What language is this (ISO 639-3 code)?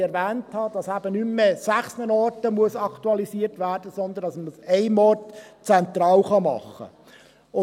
gsw